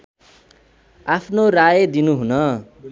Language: Nepali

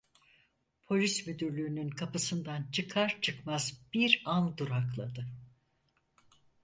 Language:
Turkish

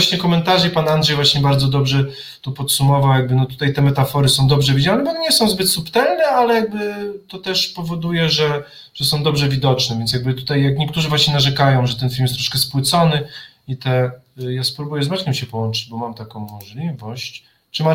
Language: Polish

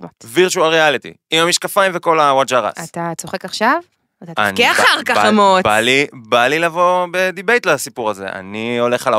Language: Hebrew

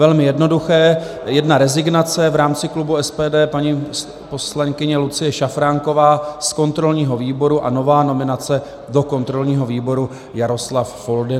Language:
Czech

